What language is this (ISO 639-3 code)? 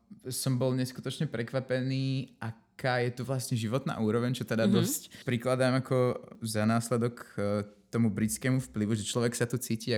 slk